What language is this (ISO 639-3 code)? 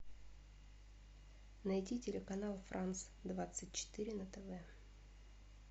rus